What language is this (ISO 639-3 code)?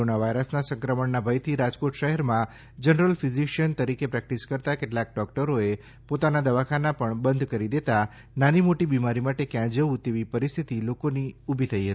guj